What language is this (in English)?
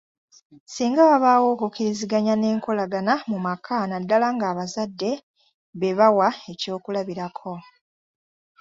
Ganda